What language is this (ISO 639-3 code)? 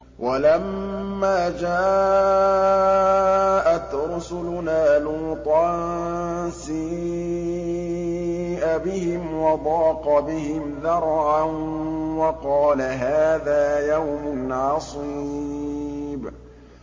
ara